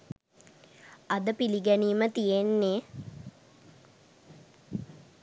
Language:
Sinhala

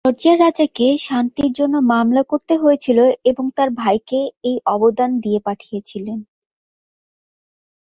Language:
Bangla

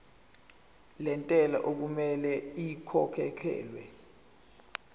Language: Zulu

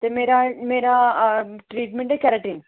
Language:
Dogri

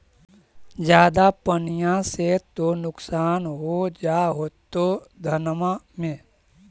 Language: Magahi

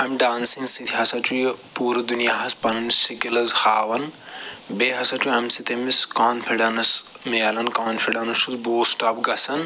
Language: Kashmiri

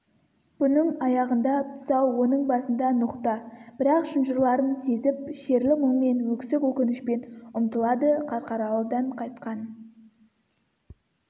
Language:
Kazakh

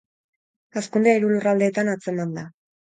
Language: Basque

